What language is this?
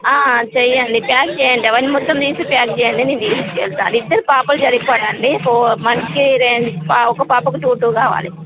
Telugu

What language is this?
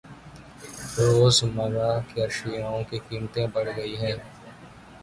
Urdu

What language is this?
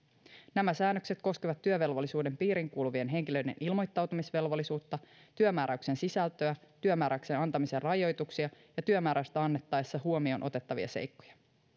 Finnish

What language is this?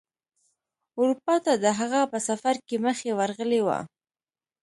Pashto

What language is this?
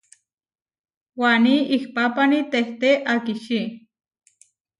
Huarijio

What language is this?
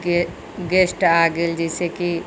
Maithili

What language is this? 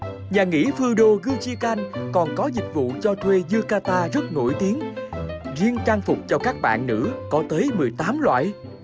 Vietnamese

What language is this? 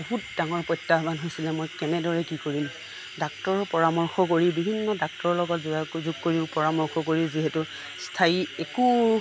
Assamese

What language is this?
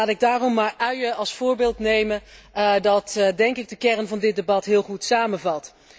Dutch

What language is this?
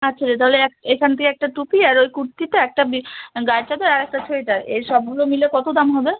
Bangla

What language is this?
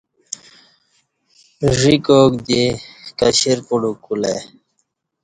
Kati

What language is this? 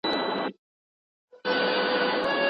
Pashto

